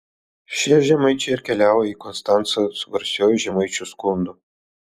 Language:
Lithuanian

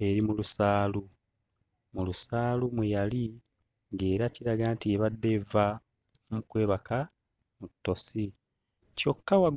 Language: Ganda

